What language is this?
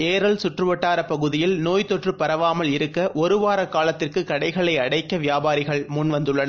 Tamil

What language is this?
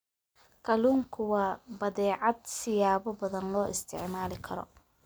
Somali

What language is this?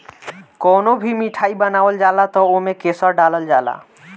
Bhojpuri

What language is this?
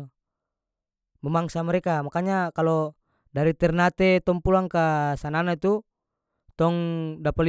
North Moluccan Malay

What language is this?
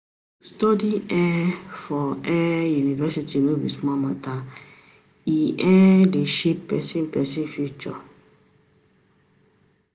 Nigerian Pidgin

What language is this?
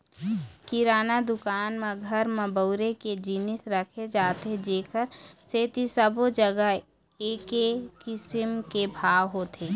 Chhattisgarhi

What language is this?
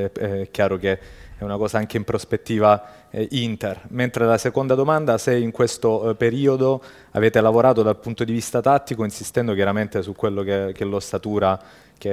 Italian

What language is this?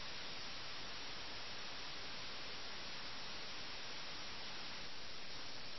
Malayalam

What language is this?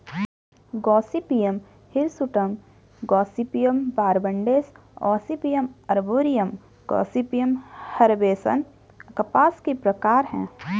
Hindi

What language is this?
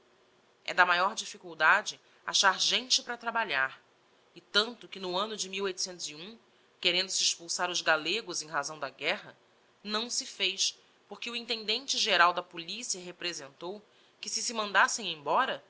Portuguese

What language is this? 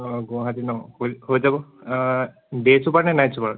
Assamese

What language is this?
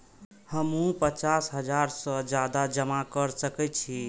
Maithili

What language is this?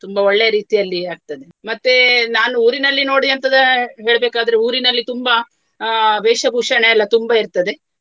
Kannada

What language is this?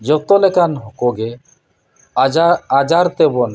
Santali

